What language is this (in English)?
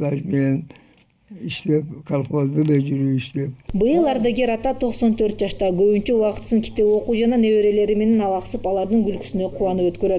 Russian